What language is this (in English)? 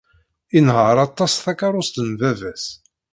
Kabyle